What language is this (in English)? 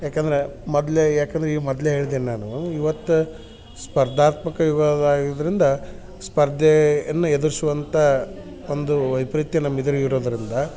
Kannada